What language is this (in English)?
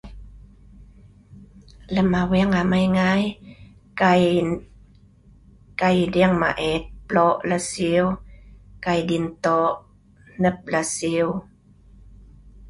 Sa'ban